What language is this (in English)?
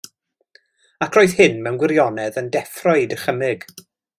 Welsh